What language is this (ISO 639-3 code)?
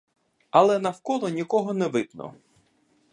ukr